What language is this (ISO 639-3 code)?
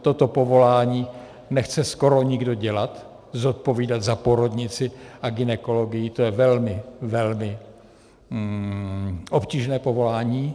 ces